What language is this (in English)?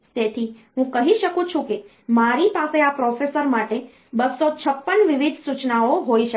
Gujarati